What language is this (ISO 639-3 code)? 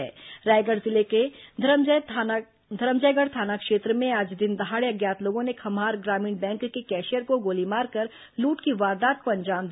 hin